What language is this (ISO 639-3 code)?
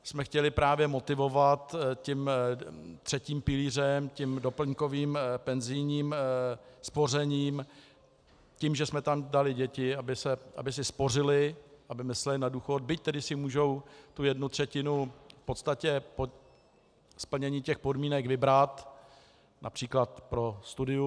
ces